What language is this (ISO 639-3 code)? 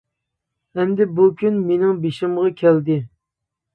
uig